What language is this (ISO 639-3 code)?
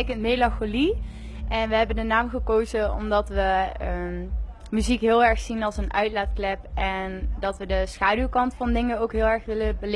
nld